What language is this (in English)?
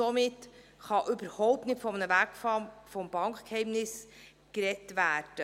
Swiss German